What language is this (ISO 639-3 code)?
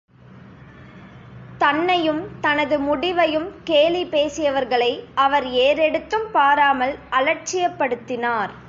tam